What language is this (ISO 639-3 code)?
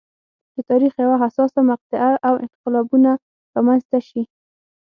pus